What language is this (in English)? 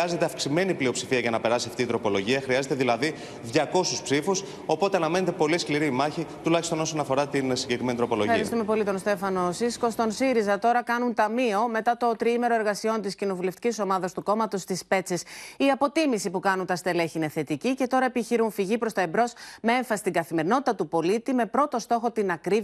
Greek